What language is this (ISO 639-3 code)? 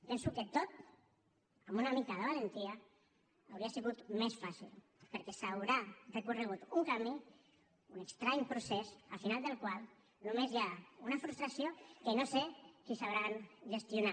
cat